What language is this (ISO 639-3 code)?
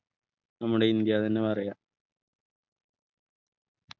mal